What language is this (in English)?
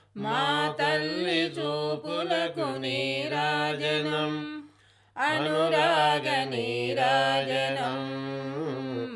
Telugu